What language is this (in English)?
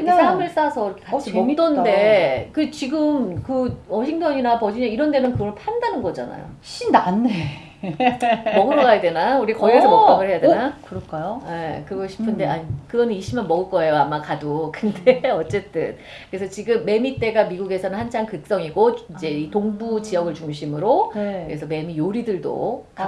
Korean